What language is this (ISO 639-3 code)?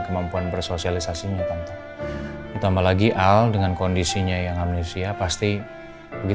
ind